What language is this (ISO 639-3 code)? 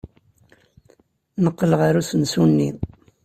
kab